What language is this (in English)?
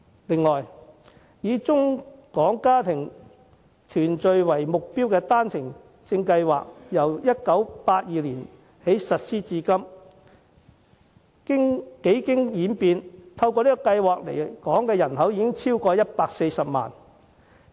Cantonese